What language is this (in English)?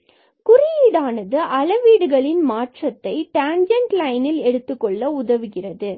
Tamil